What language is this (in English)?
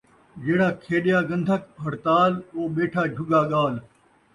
Saraiki